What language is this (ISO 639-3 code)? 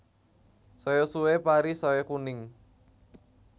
jav